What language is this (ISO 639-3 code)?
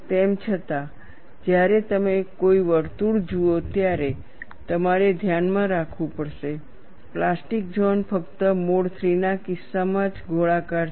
guj